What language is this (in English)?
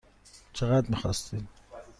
Persian